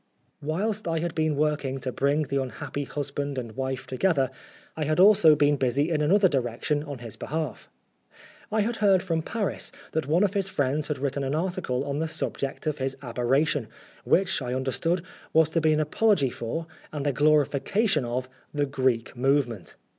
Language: English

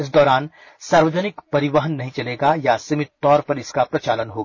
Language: Hindi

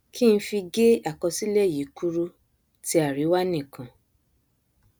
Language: Yoruba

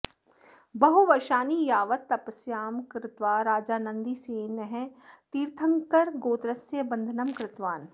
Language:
Sanskrit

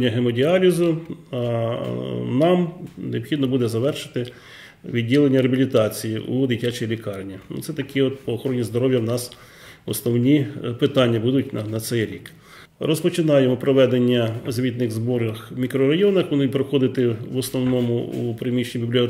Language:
Ukrainian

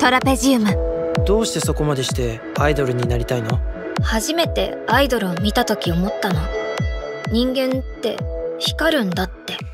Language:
Japanese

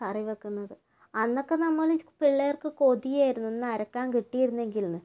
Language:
Malayalam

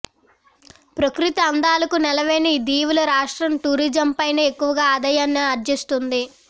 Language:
Telugu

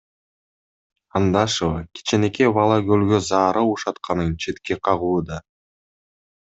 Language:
Kyrgyz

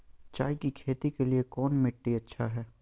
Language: Magahi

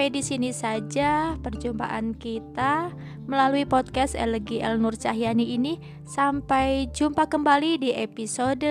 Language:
Indonesian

